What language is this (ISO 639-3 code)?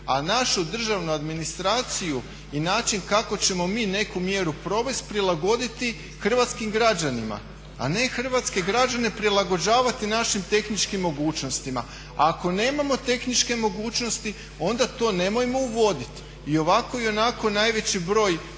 hrv